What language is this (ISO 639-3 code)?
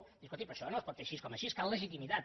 cat